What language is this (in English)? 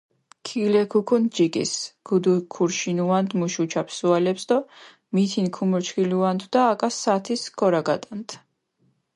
Mingrelian